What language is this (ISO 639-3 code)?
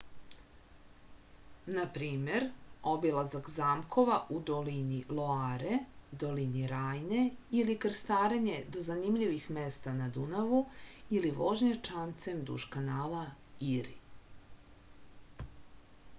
srp